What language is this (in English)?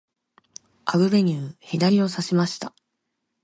Japanese